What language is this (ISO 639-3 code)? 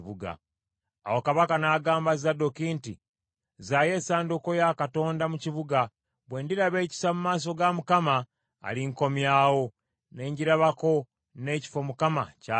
lug